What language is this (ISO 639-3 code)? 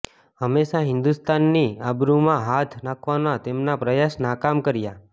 guj